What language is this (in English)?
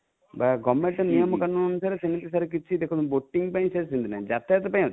Odia